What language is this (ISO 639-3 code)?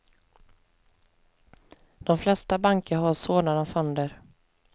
swe